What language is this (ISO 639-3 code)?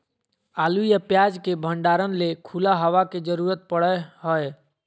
mag